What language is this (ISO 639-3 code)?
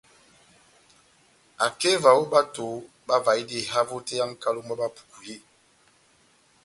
bnm